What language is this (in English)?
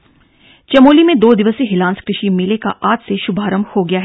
Hindi